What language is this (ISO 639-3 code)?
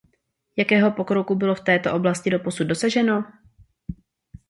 ces